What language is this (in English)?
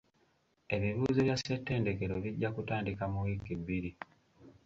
Ganda